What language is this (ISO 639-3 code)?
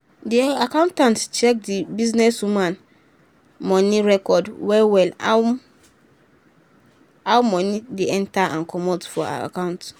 pcm